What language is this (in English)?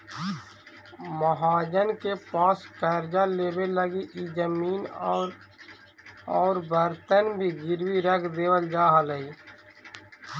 Magahi